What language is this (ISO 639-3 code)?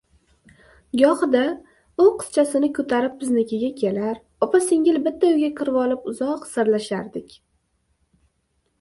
uzb